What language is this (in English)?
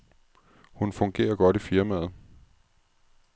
Danish